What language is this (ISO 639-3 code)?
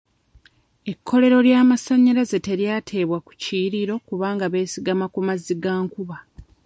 lug